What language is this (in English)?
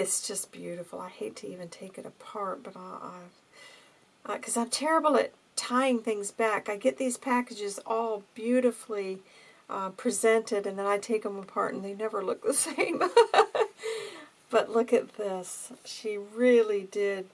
English